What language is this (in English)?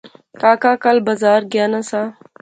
Pahari-Potwari